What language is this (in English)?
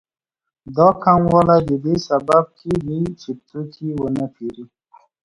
Pashto